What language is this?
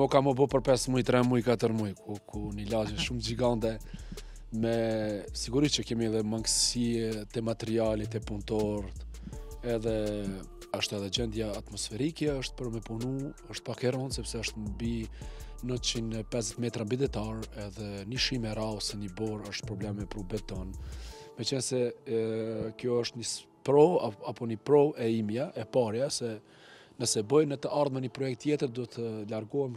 Romanian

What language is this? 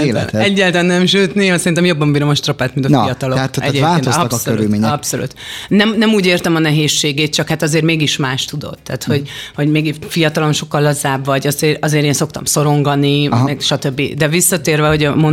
Hungarian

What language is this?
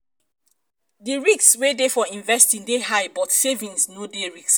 Nigerian Pidgin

